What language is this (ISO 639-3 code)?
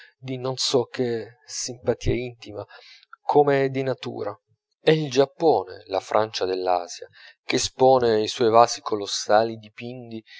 ita